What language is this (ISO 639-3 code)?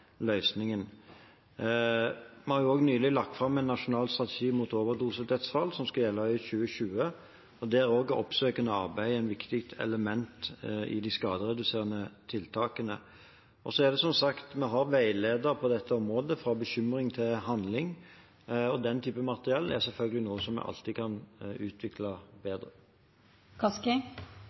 nob